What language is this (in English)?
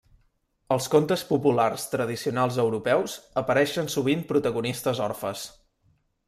Catalan